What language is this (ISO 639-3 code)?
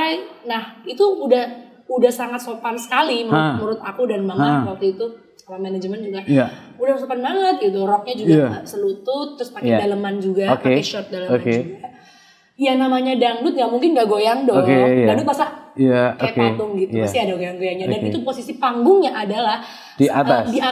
ind